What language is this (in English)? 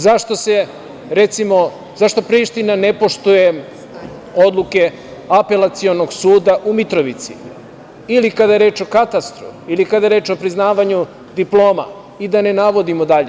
Serbian